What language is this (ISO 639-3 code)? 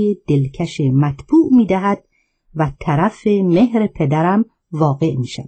fas